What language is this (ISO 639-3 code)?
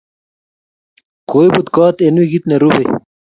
kln